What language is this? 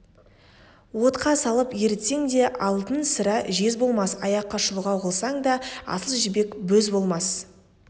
Kazakh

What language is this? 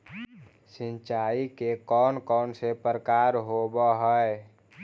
Magahi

